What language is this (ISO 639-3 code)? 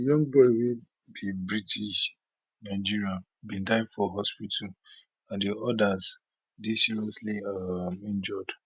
pcm